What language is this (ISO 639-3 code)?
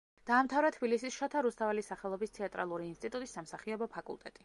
kat